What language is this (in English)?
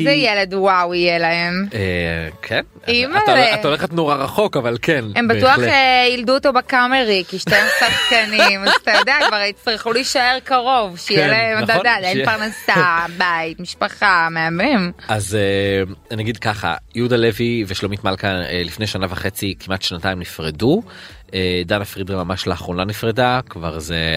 Hebrew